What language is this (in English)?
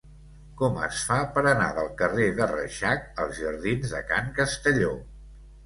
Catalan